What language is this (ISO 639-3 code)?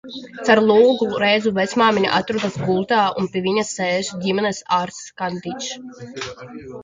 lav